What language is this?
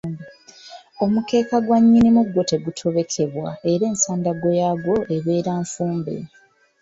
Ganda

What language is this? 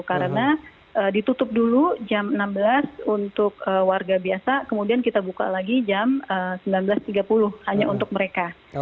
Indonesian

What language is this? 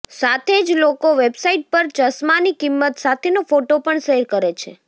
Gujarati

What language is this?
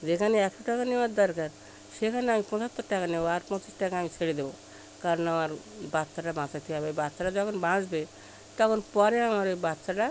Bangla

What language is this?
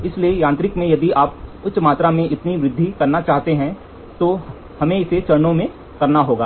Hindi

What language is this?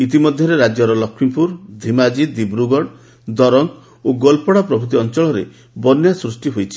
Odia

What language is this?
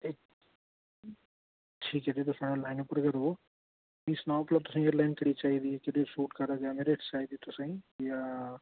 Dogri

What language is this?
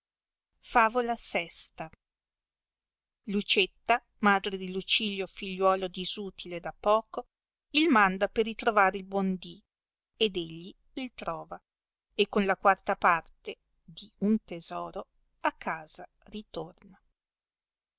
Italian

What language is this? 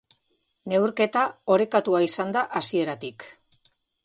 Basque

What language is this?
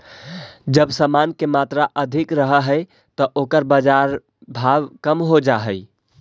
Magahi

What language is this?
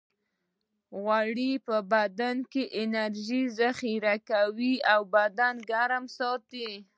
Pashto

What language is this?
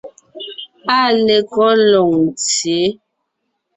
Ngiemboon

